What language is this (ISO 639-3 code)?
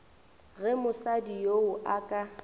nso